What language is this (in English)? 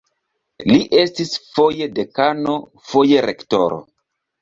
Esperanto